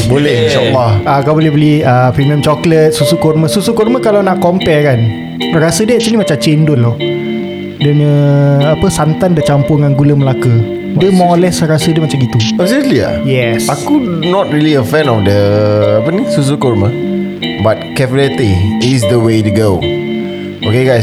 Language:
Malay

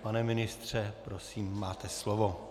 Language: Czech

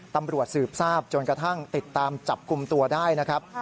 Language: Thai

